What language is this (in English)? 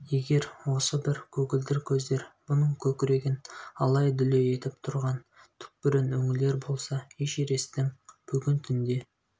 Kazakh